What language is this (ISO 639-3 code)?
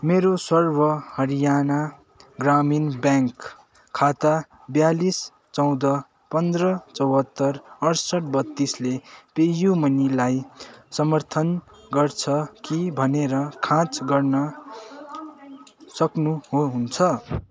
nep